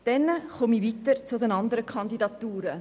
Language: Swiss German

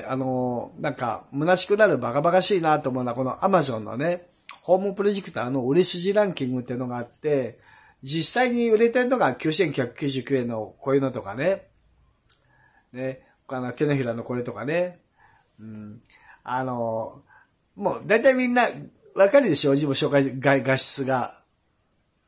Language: Japanese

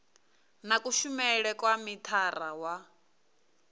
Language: Venda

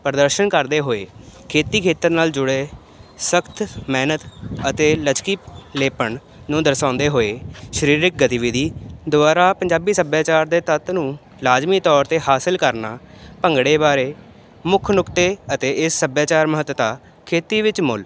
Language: Punjabi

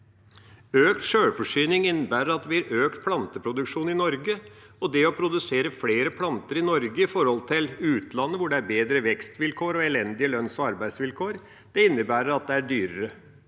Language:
Norwegian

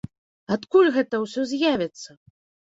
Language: Belarusian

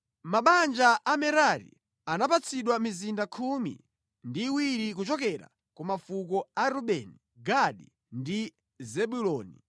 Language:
Nyanja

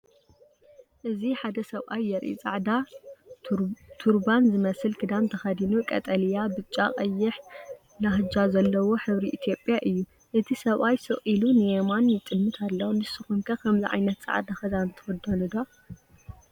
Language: Tigrinya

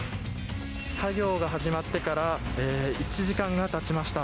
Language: Japanese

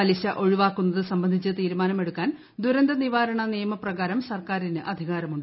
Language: Malayalam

